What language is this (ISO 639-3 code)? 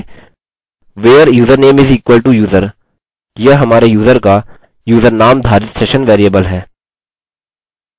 hin